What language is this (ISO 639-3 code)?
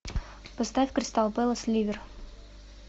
rus